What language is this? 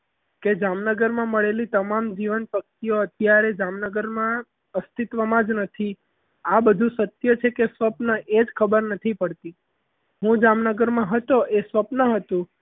Gujarati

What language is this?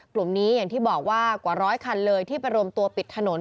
Thai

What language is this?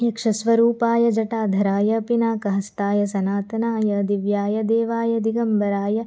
Sanskrit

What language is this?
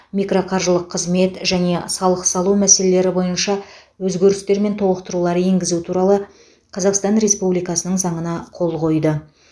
Kazakh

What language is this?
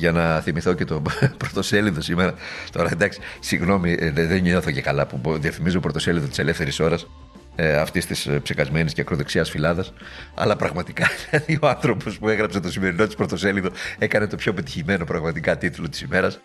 Greek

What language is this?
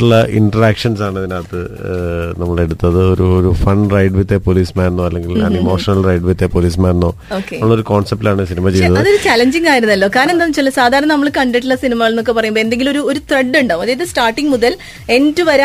Malayalam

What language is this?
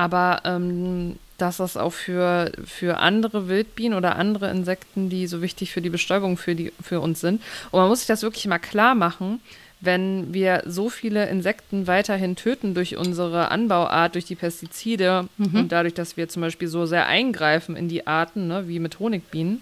German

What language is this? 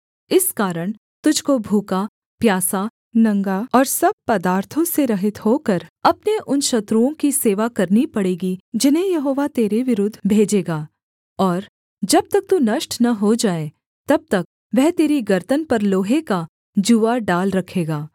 Hindi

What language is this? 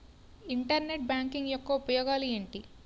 Telugu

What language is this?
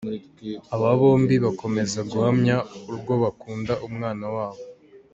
Kinyarwanda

